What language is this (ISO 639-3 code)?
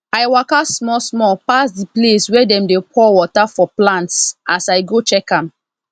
pcm